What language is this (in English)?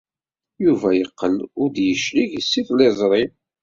Kabyle